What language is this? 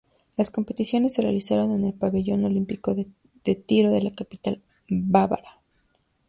Spanish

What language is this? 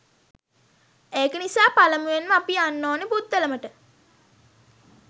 Sinhala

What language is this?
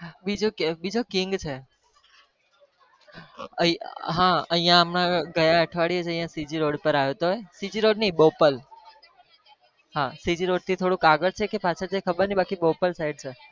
Gujarati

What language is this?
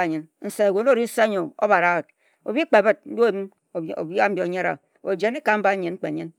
Ejagham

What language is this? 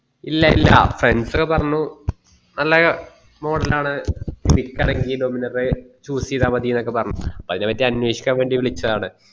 Malayalam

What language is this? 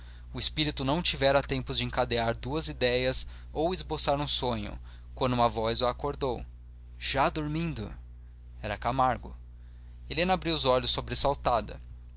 Portuguese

